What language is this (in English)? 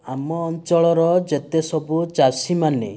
Odia